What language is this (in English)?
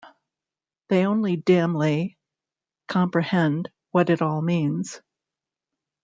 English